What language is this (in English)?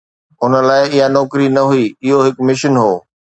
Sindhi